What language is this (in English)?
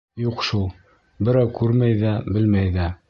Bashkir